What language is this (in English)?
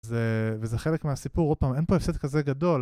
Hebrew